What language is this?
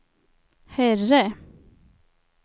Swedish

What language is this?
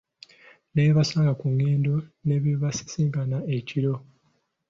Ganda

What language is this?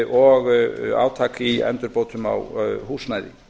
Icelandic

